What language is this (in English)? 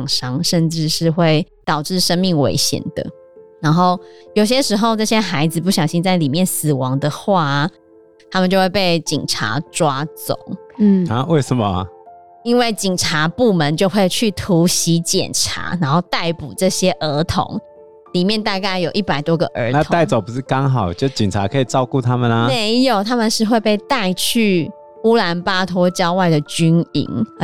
Chinese